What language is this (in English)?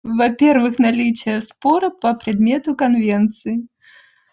Russian